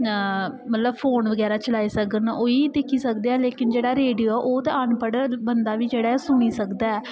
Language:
Dogri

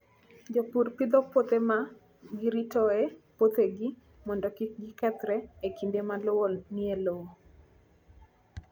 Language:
Luo (Kenya and Tanzania)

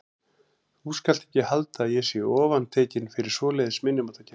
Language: Icelandic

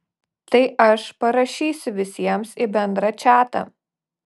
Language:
Lithuanian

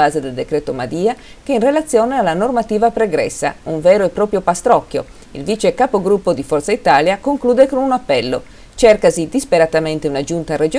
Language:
Italian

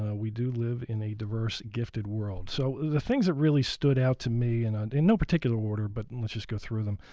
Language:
English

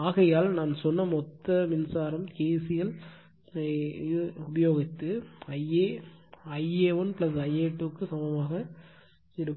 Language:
Tamil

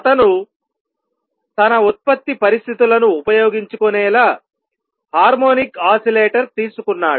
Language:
Telugu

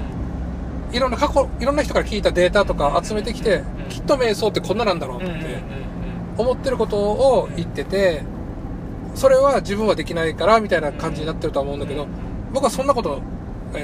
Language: Japanese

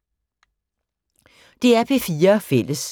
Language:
Danish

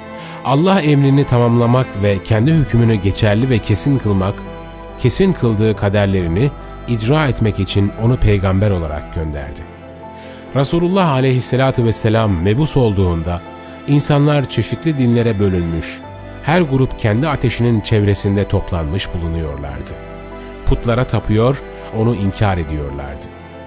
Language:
Turkish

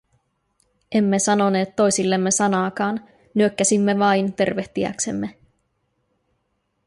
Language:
Finnish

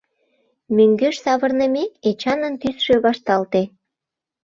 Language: Mari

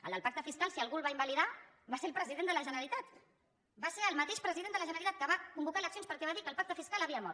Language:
Catalan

